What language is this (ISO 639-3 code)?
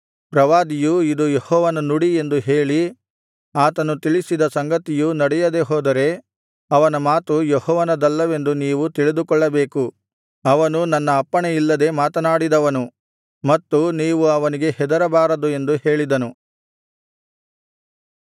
kan